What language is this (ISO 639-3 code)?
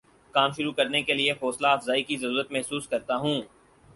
urd